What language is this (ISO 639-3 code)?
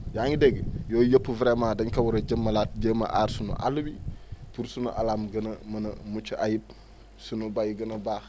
wol